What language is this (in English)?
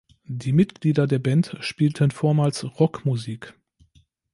German